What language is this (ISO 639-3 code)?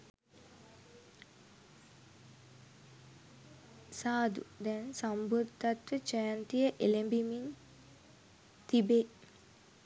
sin